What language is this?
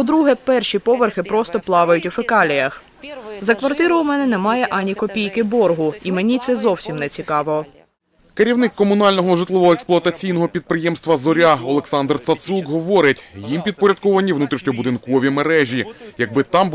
Ukrainian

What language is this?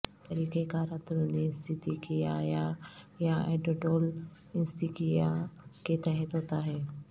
Urdu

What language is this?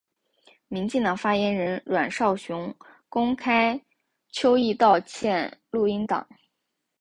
Chinese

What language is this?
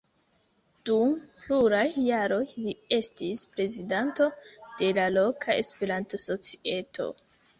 Esperanto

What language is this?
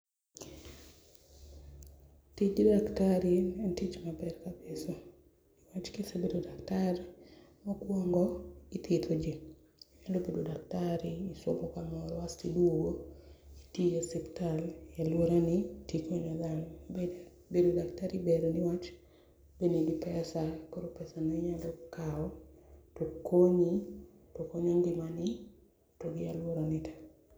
Luo (Kenya and Tanzania)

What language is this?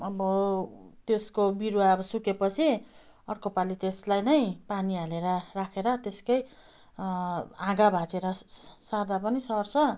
Nepali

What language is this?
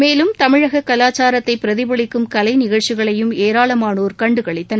Tamil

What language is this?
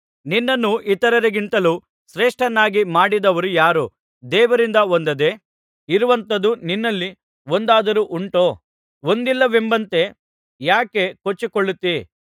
Kannada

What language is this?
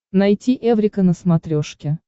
Russian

